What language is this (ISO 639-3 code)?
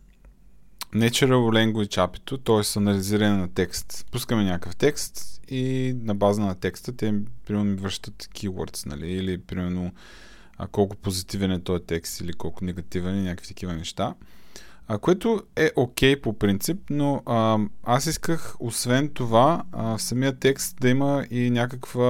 bul